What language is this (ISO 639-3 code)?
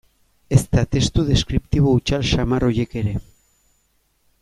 eus